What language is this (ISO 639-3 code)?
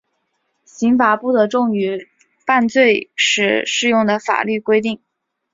zho